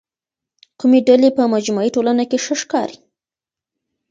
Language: Pashto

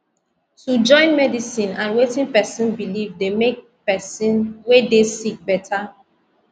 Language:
Nigerian Pidgin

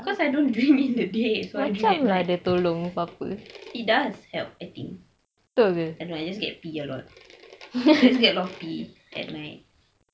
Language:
English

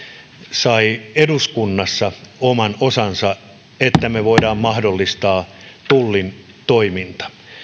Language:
Finnish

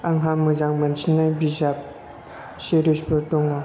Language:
Bodo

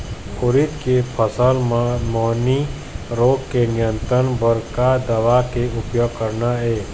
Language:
Chhattisgarhi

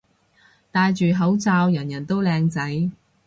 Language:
Cantonese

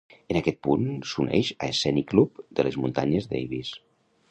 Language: Catalan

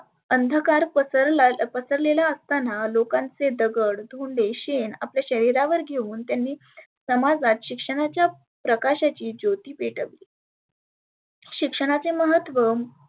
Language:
Marathi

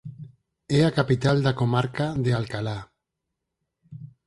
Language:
Galician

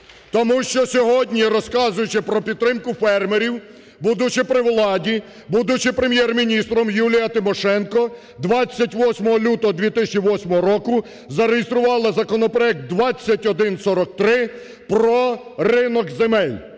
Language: Ukrainian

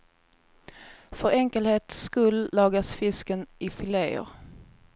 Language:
Swedish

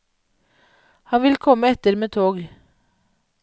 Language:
Norwegian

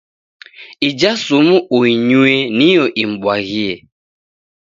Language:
Taita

